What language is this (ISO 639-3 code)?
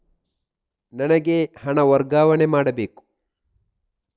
kan